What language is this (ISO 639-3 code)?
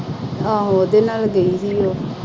pan